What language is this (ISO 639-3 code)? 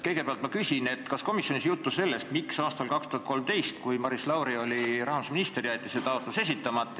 est